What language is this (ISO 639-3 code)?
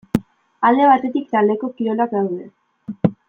eus